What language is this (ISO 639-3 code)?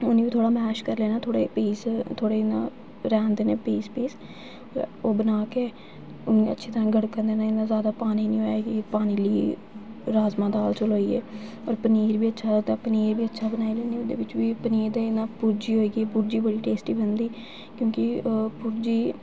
doi